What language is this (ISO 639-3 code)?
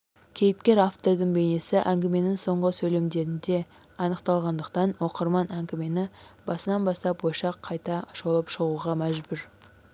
kaz